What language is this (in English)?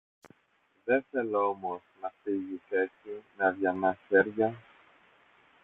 Greek